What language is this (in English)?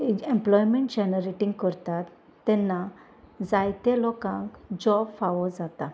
Konkani